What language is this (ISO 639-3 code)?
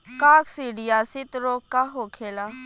bho